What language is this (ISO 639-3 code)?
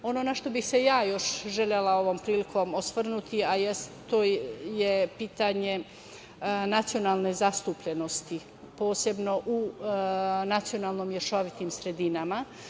srp